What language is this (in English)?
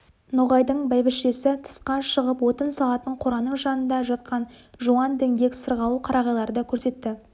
Kazakh